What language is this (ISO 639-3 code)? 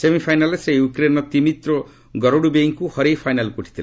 ori